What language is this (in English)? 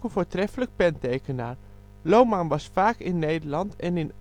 Dutch